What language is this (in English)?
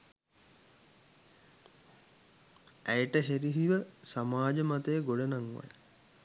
Sinhala